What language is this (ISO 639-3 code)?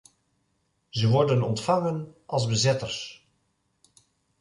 nld